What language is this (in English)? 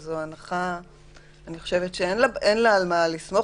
Hebrew